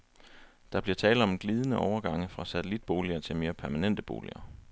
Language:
Danish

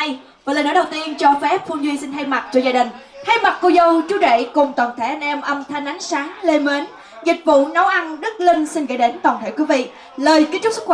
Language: Vietnamese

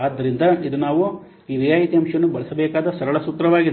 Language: Kannada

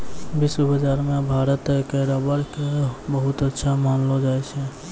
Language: Maithili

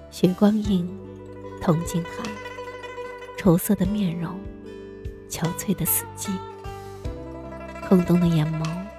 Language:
Chinese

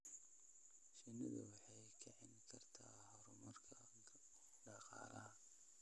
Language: Somali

